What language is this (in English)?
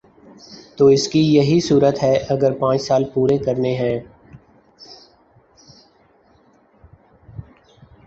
Urdu